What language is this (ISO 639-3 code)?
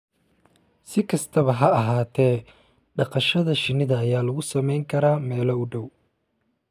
som